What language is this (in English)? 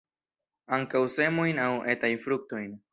Esperanto